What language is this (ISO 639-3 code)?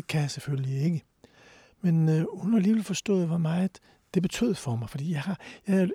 dan